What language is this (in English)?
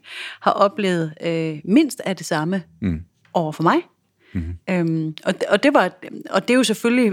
Danish